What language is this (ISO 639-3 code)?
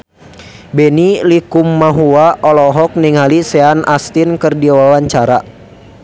sun